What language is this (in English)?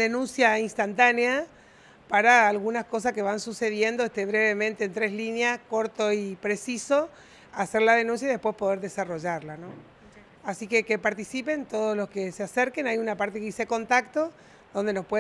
Spanish